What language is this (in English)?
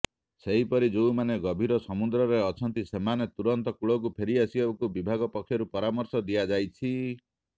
Odia